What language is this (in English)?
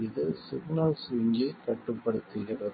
Tamil